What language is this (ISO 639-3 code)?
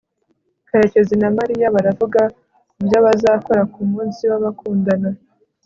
kin